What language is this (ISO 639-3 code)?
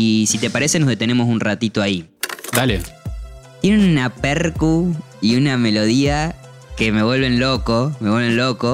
spa